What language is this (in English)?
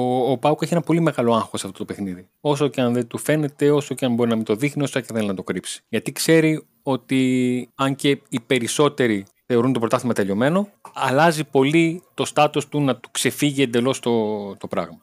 Greek